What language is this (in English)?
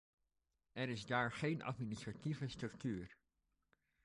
Dutch